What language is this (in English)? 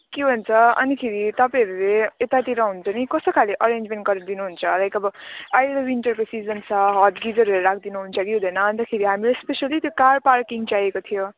Nepali